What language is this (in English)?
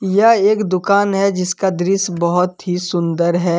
Hindi